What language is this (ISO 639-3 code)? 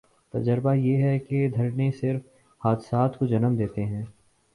urd